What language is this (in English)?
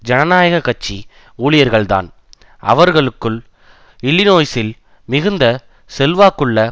Tamil